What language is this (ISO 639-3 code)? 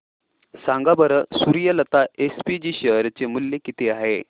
mar